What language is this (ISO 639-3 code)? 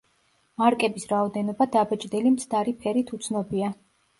kat